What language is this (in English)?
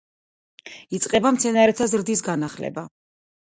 Georgian